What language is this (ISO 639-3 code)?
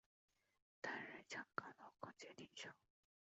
zho